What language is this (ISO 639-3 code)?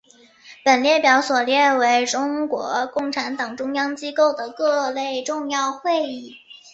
zho